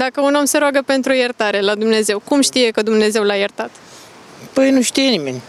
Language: Romanian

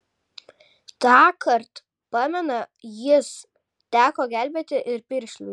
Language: Lithuanian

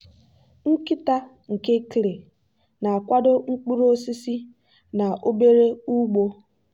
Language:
Igbo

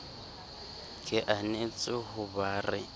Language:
Southern Sotho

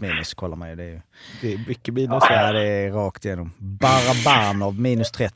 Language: Swedish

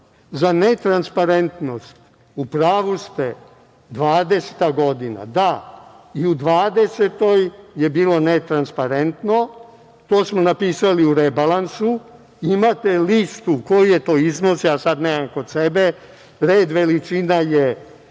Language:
Serbian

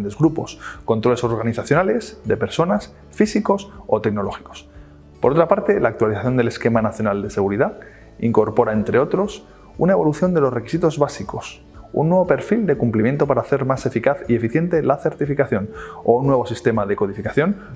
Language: Spanish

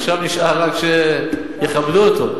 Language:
Hebrew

